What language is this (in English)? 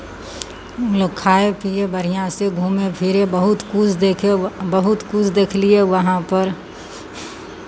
Maithili